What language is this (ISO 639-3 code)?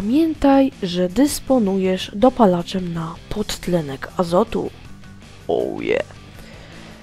pol